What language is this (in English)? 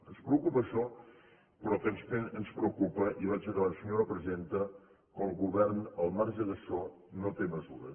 Catalan